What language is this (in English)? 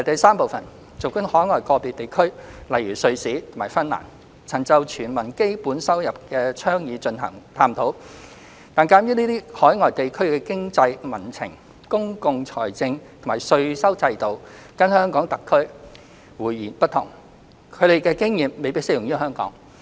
Cantonese